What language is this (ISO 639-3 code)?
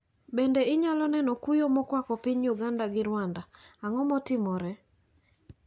luo